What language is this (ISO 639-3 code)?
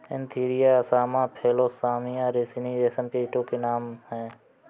hin